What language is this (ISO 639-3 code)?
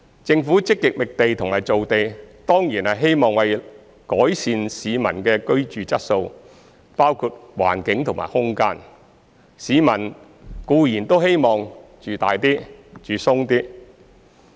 yue